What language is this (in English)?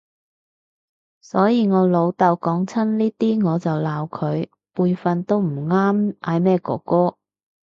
Cantonese